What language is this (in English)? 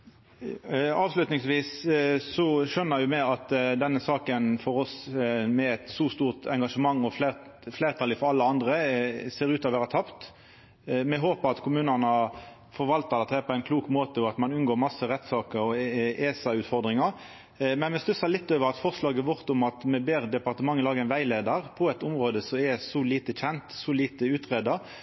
Norwegian Nynorsk